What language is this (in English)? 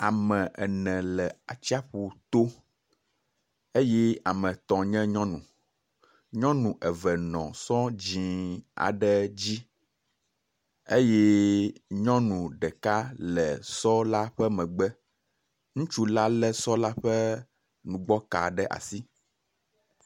Ewe